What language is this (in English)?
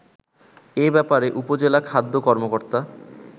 Bangla